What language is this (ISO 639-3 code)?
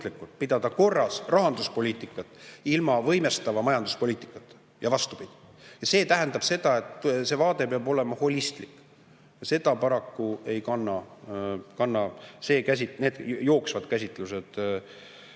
est